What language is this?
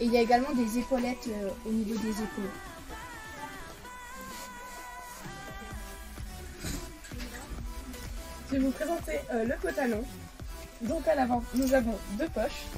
French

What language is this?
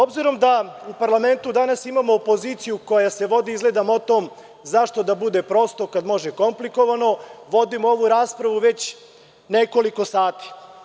Serbian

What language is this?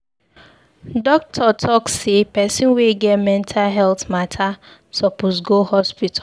Nigerian Pidgin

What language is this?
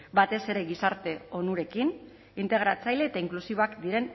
Basque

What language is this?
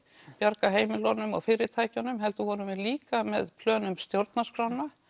Icelandic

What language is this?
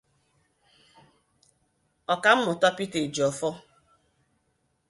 Igbo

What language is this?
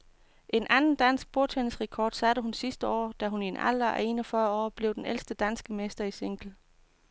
Danish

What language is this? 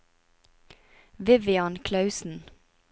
Norwegian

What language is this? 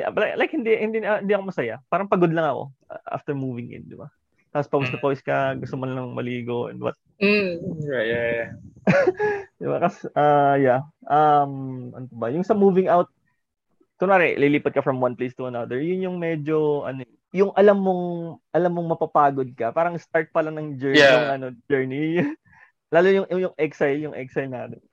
Filipino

